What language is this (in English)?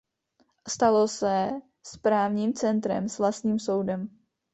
Czech